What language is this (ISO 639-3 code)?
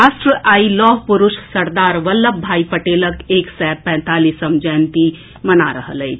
mai